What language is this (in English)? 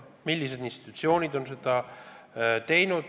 Estonian